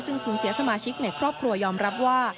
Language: Thai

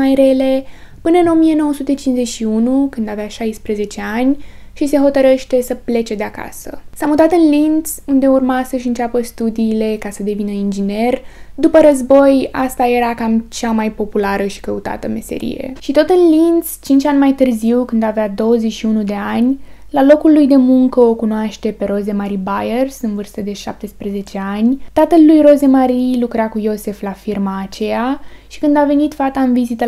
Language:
Romanian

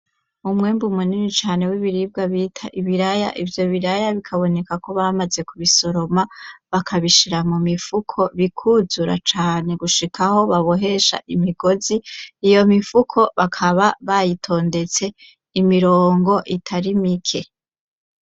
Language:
Rundi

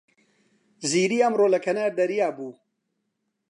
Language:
Central Kurdish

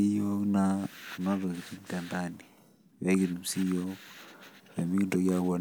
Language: Masai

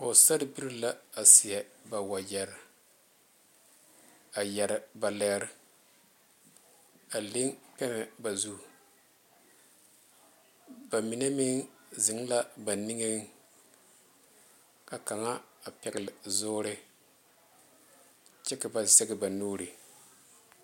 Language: Southern Dagaare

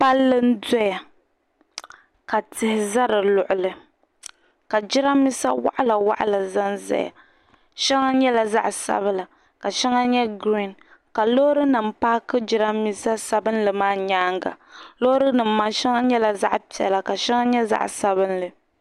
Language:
Dagbani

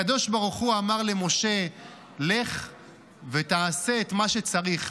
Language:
Hebrew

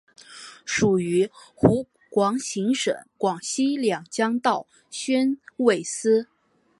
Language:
Chinese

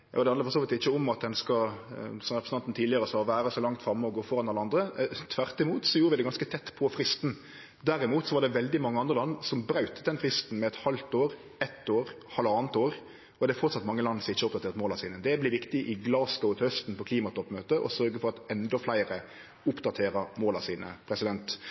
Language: Norwegian Nynorsk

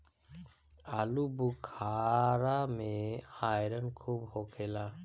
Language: Bhojpuri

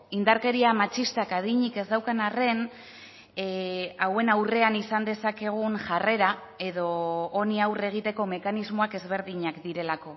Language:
Basque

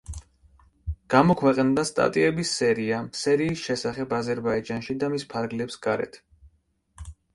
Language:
Georgian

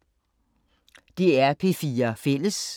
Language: Danish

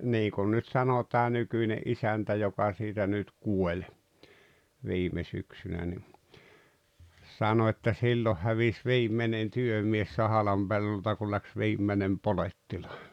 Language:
Finnish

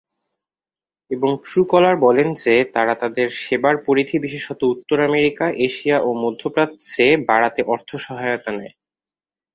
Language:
Bangla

